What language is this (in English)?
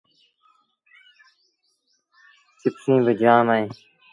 Sindhi Bhil